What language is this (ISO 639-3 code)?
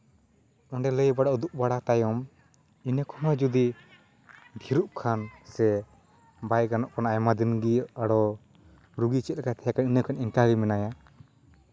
sat